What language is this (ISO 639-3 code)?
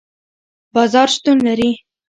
pus